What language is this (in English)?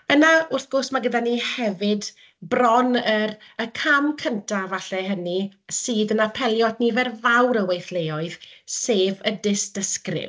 Welsh